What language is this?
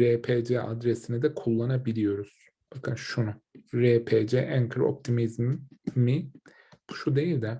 Turkish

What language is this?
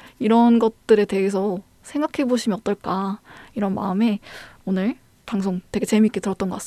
Korean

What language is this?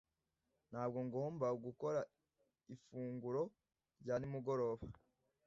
Kinyarwanda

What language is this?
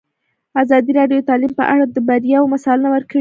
Pashto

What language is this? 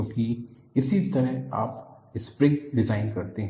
Hindi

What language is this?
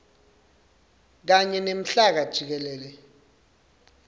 Swati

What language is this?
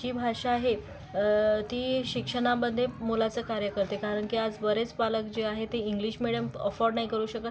Marathi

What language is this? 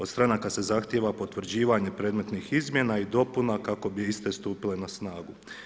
Croatian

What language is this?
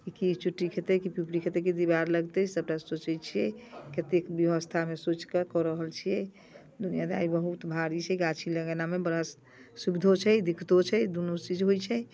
Maithili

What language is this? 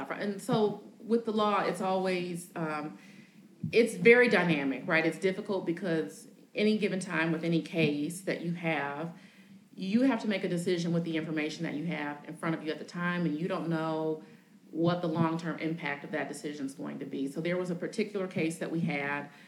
English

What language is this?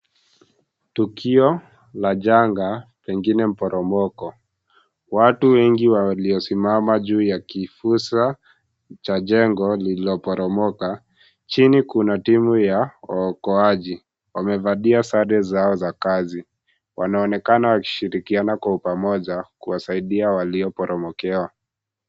Swahili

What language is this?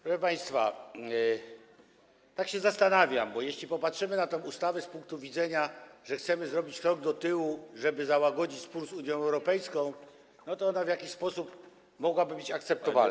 Polish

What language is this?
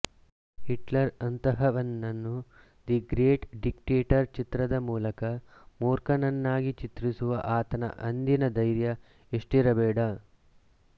Kannada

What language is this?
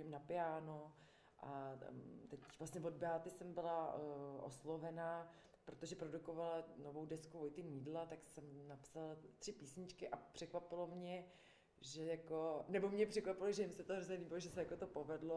Czech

